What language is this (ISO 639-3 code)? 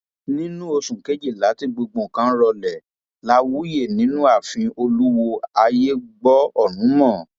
yor